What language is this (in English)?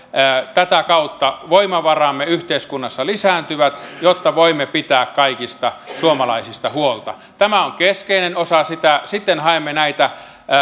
Finnish